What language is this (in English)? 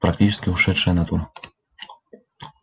Russian